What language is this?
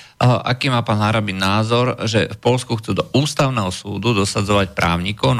Slovak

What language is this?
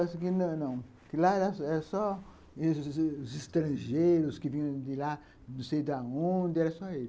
Portuguese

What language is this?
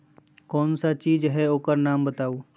Magahi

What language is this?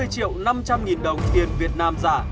Vietnamese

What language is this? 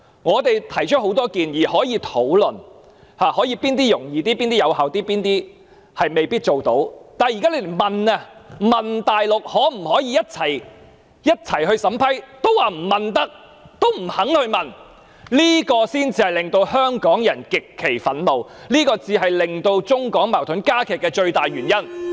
Cantonese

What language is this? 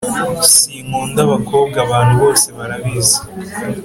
Kinyarwanda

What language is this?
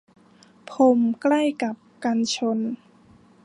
Thai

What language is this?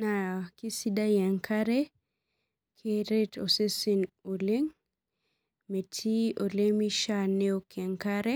Masai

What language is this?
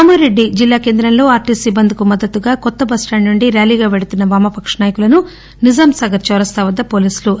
Telugu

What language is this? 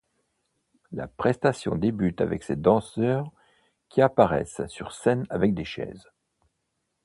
French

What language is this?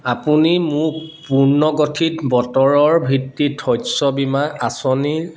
Assamese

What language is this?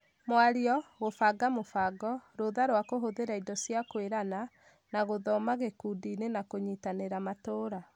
Kikuyu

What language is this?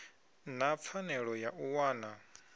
Venda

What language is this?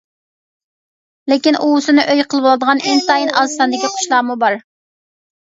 Uyghur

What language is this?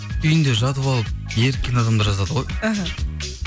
Kazakh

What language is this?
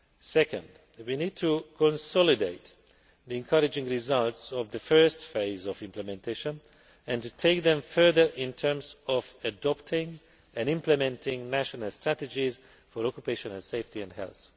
English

